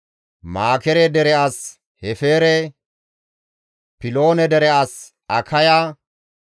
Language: Gamo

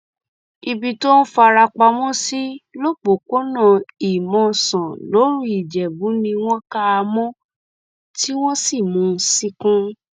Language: Yoruba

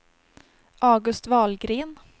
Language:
Swedish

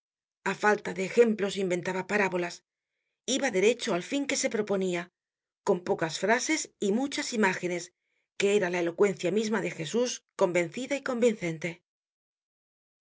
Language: Spanish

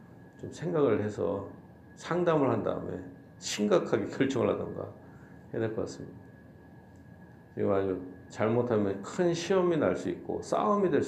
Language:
Korean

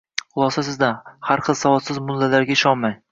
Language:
Uzbek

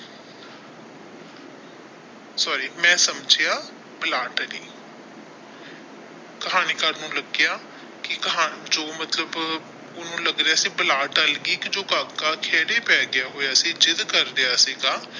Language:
Punjabi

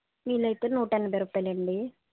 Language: Telugu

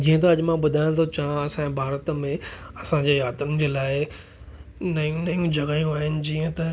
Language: Sindhi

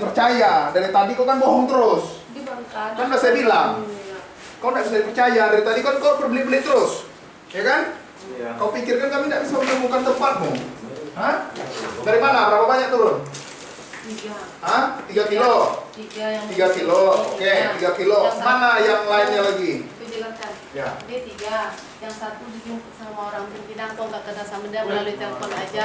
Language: Indonesian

